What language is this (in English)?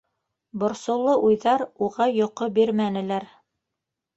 Bashkir